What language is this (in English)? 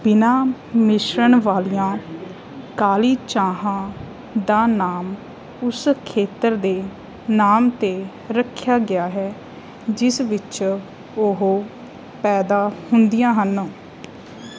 Punjabi